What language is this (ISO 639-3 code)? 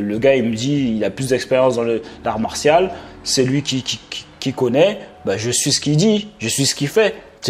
fra